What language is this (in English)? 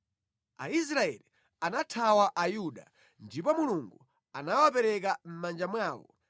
Nyanja